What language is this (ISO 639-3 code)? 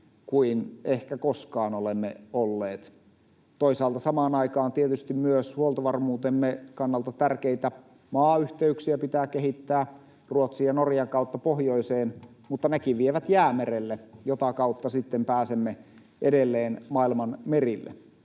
fin